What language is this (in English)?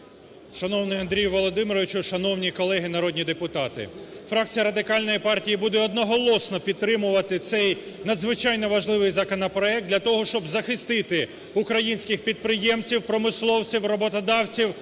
Ukrainian